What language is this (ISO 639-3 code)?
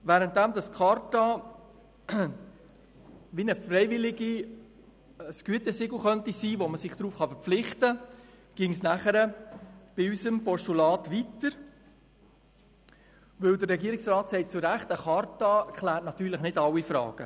gsw